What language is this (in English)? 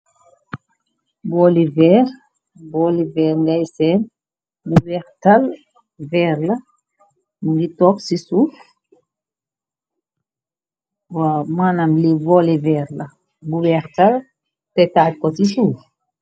Wolof